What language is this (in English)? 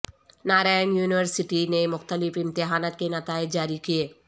Urdu